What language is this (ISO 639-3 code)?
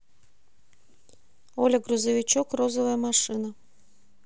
rus